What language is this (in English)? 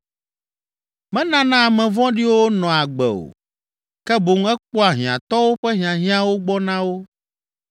Ewe